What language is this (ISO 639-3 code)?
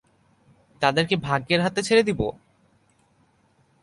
ben